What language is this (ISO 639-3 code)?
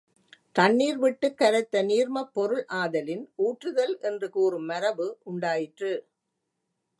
tam